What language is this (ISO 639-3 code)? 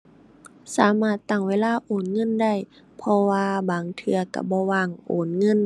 tha